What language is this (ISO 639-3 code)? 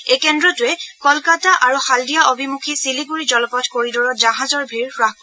asm